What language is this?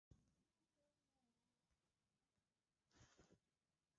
Swahili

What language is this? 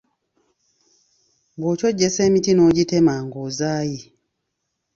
Ganda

